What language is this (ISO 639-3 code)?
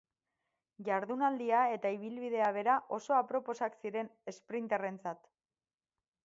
eus